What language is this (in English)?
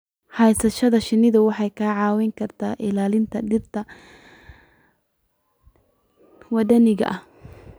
Somali